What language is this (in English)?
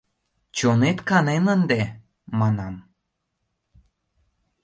Mari